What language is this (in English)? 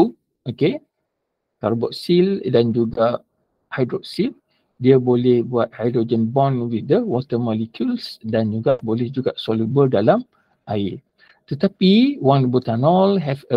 Malay